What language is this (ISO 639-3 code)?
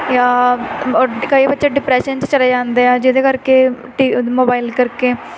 pan